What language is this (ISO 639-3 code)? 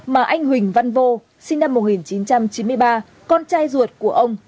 vie